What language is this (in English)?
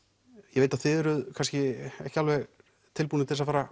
Icelandic